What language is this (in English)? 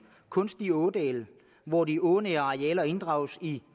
Danish